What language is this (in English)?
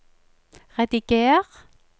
Norwegian